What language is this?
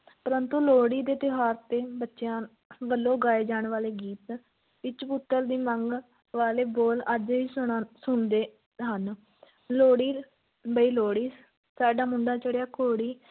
Punjabi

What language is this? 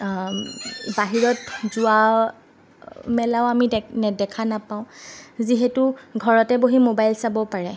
Assamese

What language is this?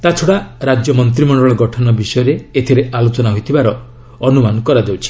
Odia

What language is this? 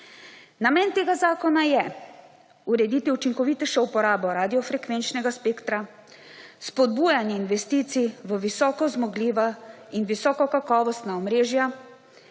Slovenian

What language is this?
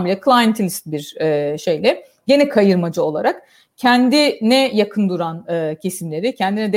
Turkish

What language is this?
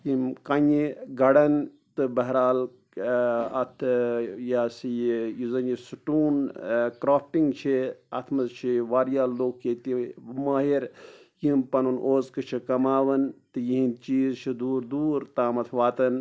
Kashmiri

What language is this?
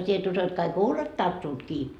Finnish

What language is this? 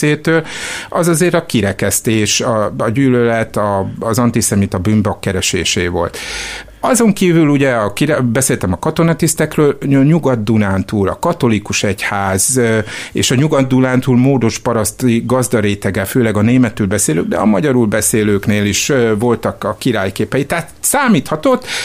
Hungarian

